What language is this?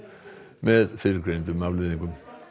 Icelandic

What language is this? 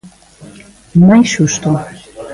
Galician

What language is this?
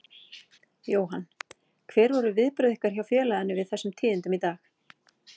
Icelandic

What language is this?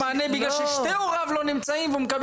Hebrew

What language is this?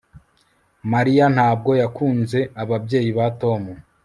Kinyarwanda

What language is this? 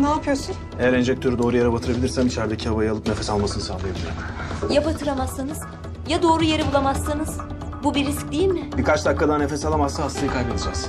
Turkish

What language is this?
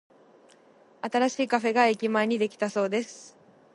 Japanese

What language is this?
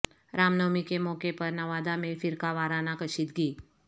Urdu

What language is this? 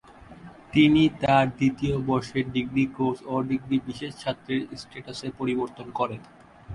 Bangla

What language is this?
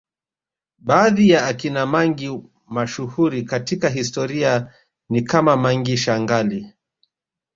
Swahili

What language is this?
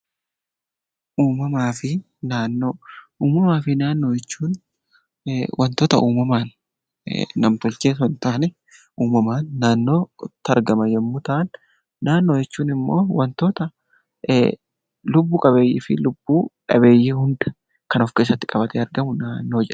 Oromo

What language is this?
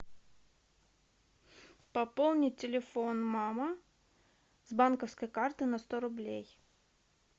Russian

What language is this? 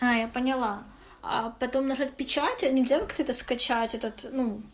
Russian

